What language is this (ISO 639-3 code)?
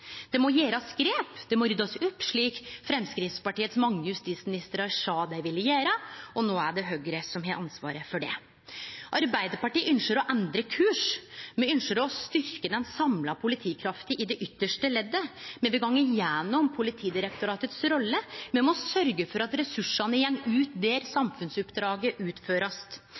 nno